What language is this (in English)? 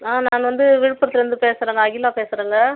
Tamil